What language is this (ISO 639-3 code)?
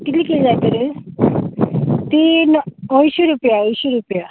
kok